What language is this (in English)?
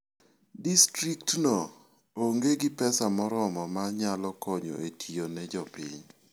Luo (Kenya and Tanzania)